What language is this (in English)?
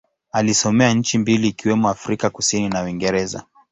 Swahili